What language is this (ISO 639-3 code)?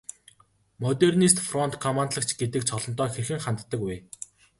mon